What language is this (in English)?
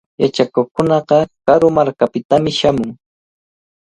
Cajatambo North Lima Quechua